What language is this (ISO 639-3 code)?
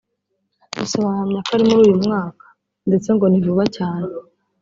kin